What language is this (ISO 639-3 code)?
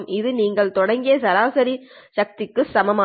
tam